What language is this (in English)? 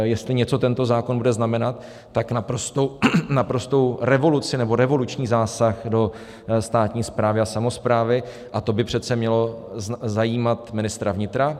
Czech